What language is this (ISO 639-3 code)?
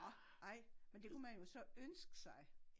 dan